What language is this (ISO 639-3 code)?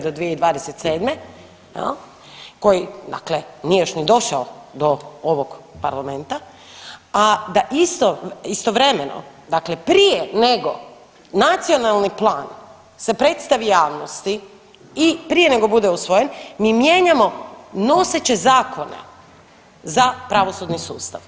hrv